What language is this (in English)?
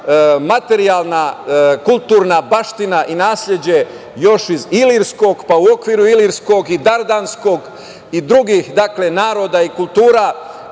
Serbian